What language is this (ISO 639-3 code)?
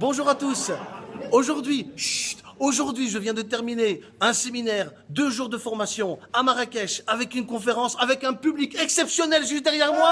fra